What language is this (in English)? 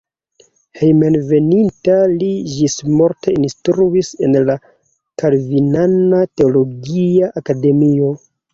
Esperanto